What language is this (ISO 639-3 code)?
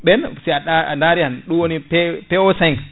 ful